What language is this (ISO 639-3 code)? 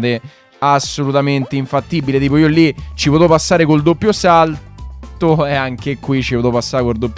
ita